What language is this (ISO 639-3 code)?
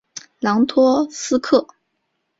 zho